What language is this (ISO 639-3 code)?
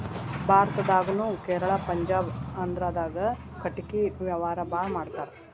kan